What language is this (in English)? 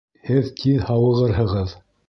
Bashkir